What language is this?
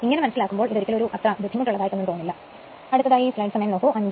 Malayalam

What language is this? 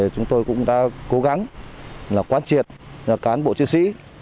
Vietnamese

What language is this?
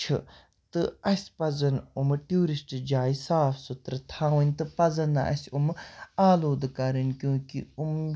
Kashmiri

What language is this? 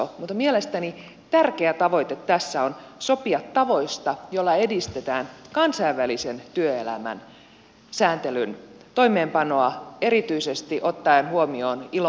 Finnish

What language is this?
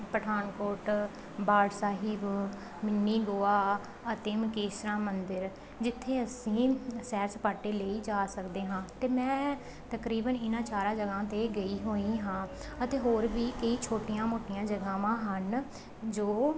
Punjabi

